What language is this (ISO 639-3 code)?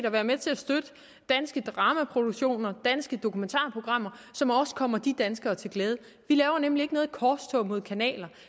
dan